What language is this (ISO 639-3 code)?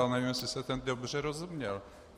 ces